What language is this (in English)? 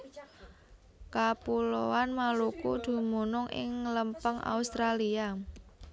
Javanese